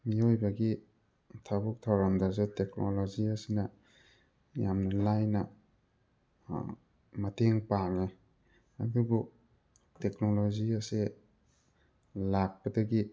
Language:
Manipuri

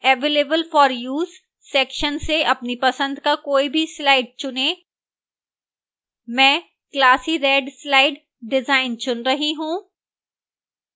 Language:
Hindi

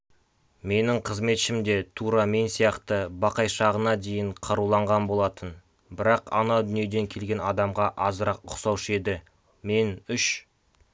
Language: Kazakh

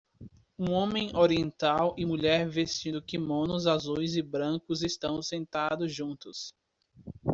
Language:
Portuguese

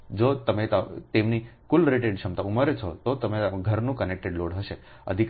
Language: Gujarati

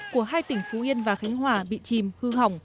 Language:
Vietnamese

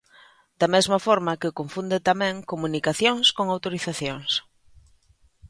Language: Galician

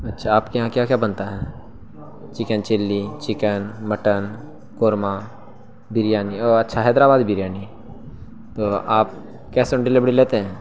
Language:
Urdu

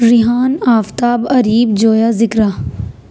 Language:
Urdu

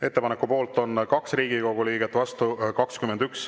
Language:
Estonian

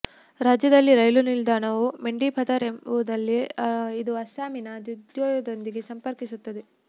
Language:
Kannada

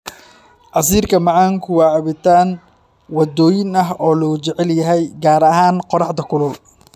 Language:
Somali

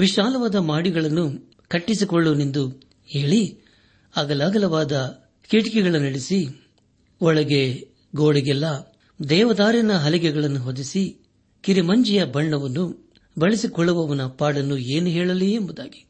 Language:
Kannada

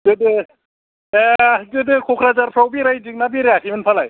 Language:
Bodo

